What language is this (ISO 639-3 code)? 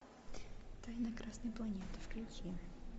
rus